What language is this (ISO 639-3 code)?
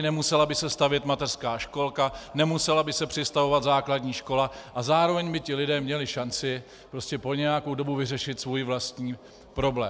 ces